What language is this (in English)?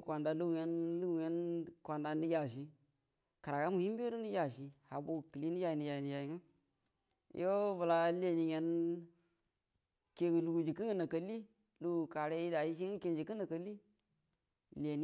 Buduma